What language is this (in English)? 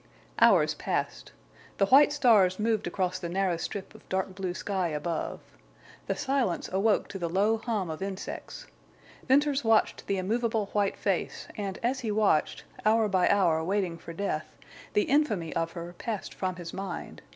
English